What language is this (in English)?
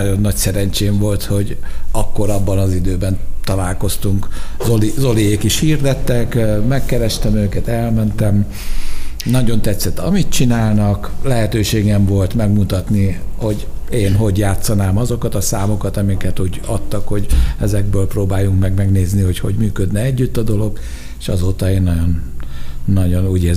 Hungarian